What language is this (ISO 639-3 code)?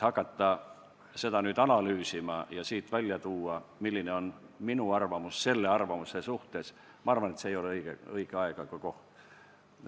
est